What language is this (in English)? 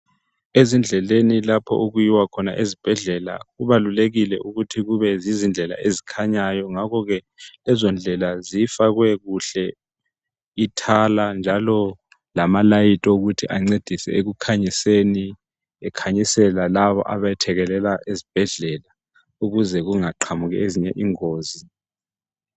North Ndebele